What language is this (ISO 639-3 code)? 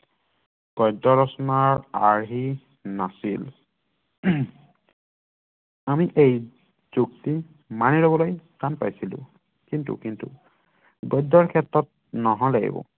asm